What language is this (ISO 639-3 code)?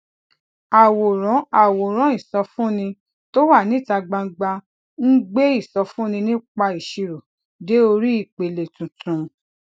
yor